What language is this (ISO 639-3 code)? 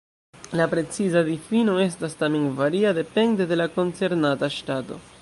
epo